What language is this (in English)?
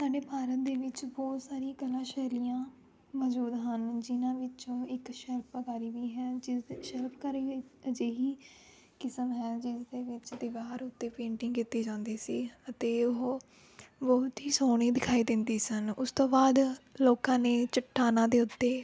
Punjabi